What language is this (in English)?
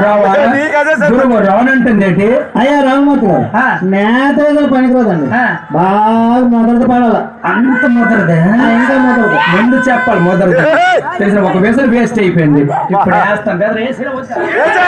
English